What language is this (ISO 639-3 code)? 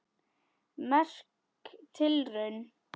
isl